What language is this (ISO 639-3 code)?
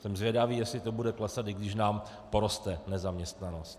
ces